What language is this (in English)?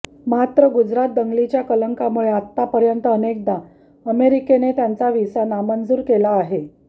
Marathi